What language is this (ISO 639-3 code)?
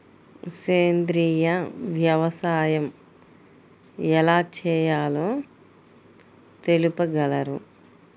tel